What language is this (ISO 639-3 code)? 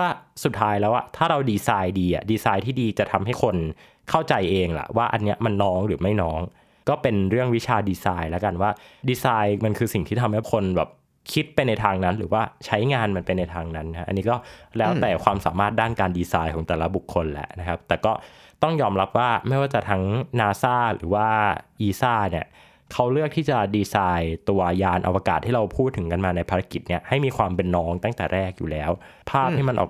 tha